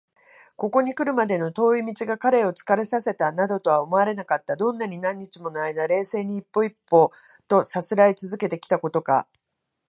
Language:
Japanese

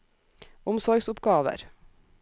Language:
Norwegian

